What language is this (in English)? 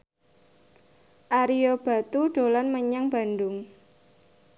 Javanese